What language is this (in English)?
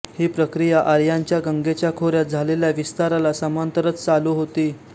Marathi